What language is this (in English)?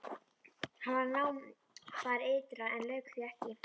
Icelandic